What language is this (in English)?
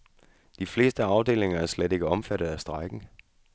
Danish